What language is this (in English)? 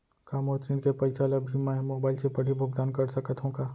Chhattisgarhi